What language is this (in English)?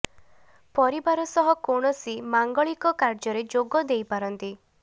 Odia